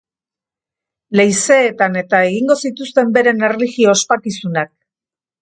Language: Basque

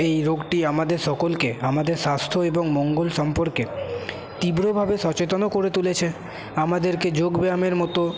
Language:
Bangla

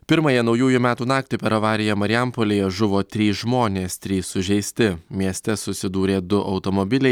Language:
Lithuanian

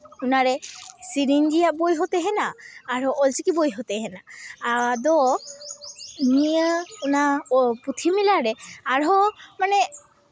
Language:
Santali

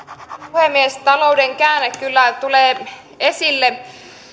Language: Finnish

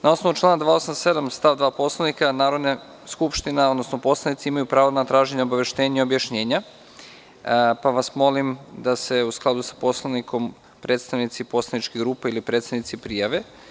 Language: Serbian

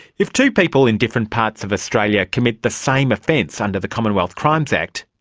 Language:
English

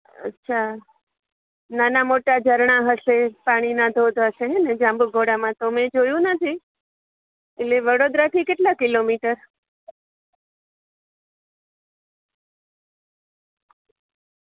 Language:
Gujarati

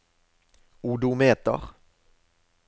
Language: Norwegian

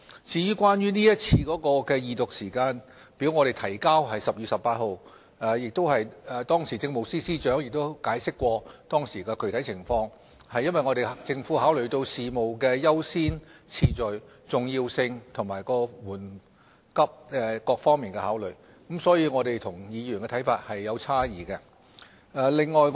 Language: Cantonese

